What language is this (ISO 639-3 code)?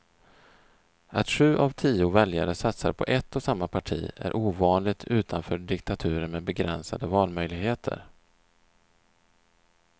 swe